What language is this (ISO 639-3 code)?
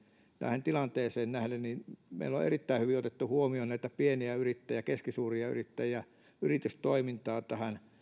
fin